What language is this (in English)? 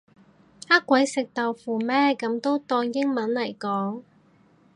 Cantonese